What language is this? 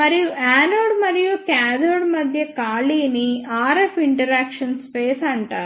Telugu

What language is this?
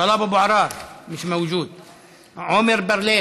Hebrew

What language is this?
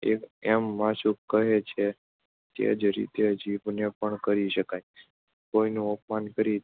Gujarati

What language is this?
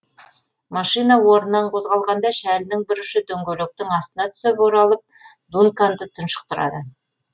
Kazakh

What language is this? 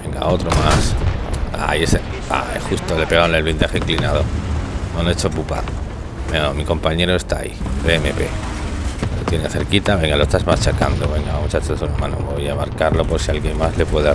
Spanish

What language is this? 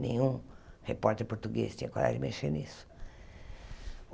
Portuguese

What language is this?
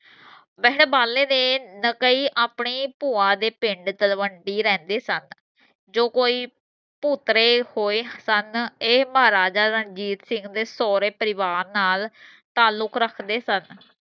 Punjabi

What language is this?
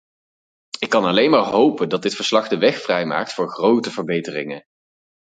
Dutch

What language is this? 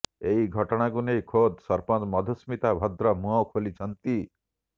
Odia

